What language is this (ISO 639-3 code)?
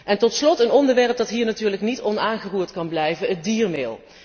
nld